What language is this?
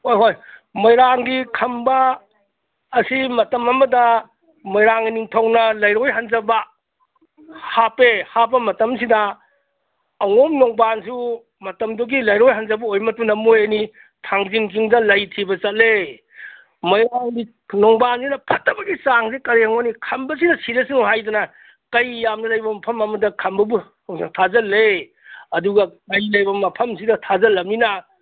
Manipuri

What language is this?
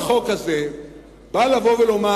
Hebrew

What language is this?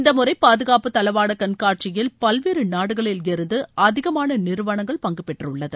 Tamil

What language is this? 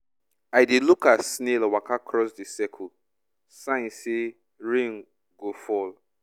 Nigerian Pidgin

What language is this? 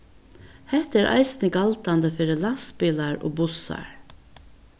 Faroese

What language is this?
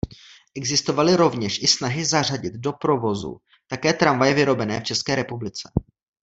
Czech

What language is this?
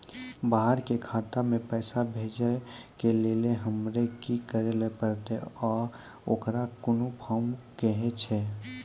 Maithili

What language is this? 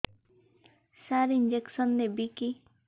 Odia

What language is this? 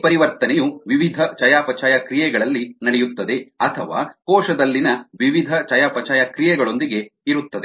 Kannada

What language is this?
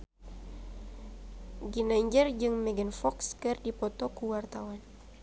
Sundanese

